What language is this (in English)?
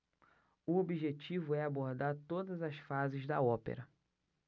Portuguese